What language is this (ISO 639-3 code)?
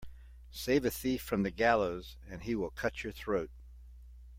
eng